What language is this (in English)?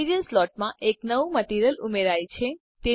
Gujarati